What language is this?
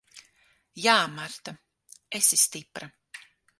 Latvian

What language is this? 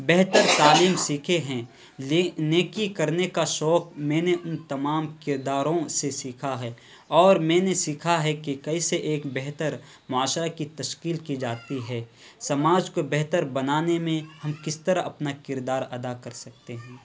Urdu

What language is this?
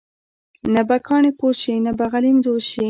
Pashto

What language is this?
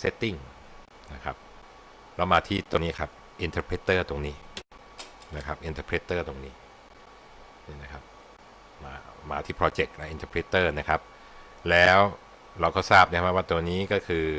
Thai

